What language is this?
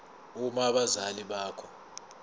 Zulu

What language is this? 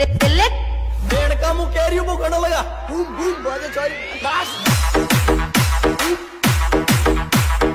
English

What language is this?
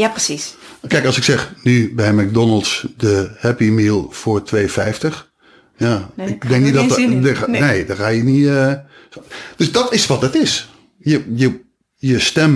Dutch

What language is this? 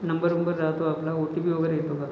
Marathi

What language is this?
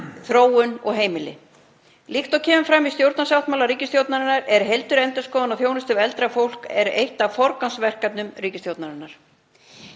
Icelandic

